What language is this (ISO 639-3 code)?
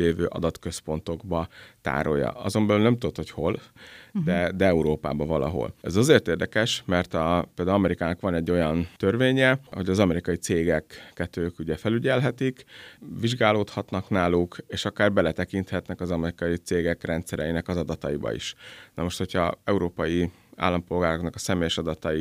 hun